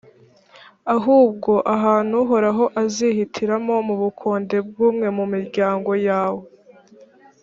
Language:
Kinyarwanda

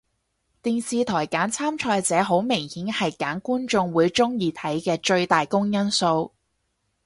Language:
Cantonese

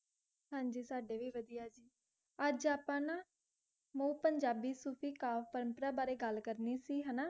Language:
Punjabi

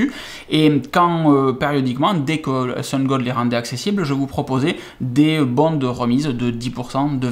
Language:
French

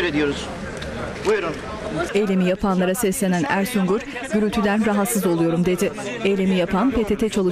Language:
Turkish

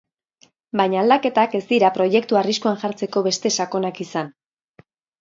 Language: Basque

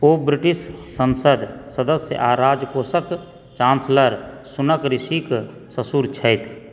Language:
Maithili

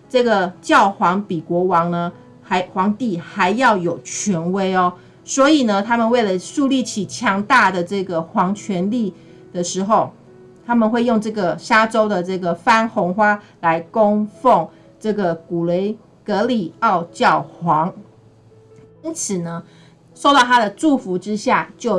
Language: Chinese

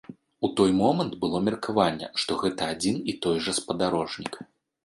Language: Belarusian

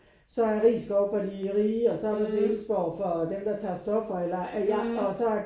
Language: Danish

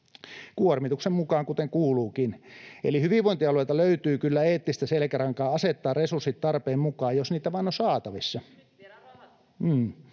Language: Finnish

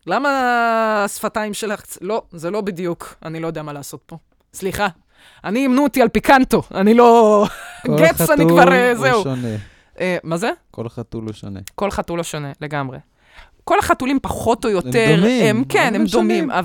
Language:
Hebrew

